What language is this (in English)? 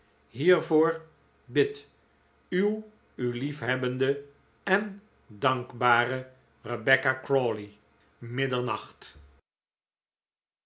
Dutch